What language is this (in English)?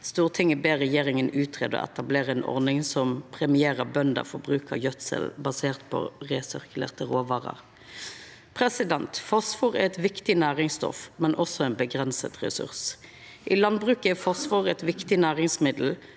Norwegian